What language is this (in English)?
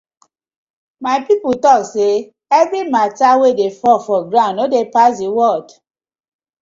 Nigerian Pidgin